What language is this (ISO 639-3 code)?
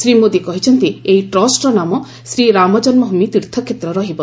ori